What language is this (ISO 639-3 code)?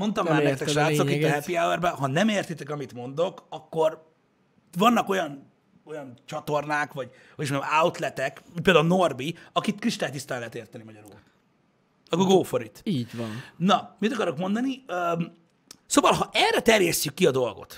hun